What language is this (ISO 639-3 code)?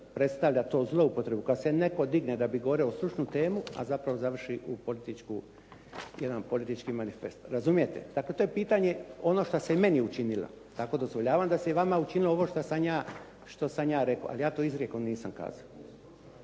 hrv